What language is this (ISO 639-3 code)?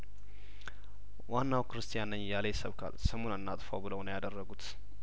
amh